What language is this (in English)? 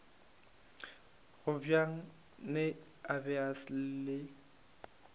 Northern Sotho